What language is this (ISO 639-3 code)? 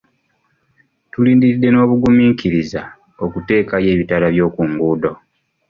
lug